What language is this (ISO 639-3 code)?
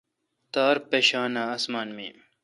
xka